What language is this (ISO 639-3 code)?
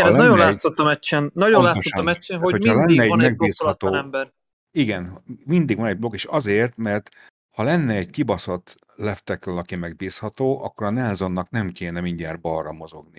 hun